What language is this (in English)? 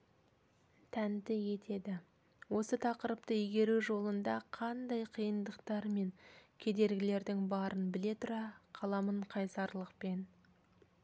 Kazakh